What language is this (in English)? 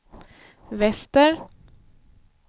Swedish